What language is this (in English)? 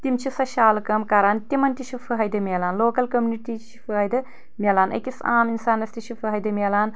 Kashmiri